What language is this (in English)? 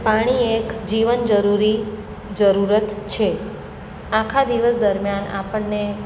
Gujarati